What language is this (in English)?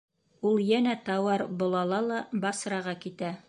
Bashkir